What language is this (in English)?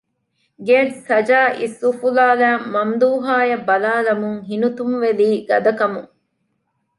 Divehi